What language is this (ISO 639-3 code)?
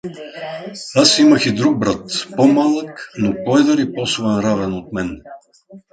bul